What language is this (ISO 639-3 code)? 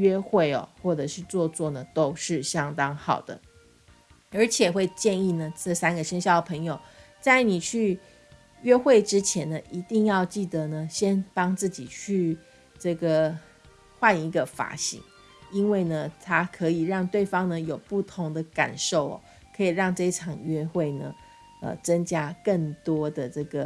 zho